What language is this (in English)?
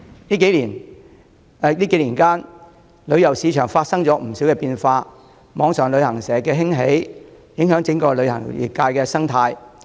Cantonese